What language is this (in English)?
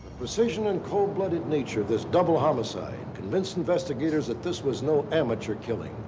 English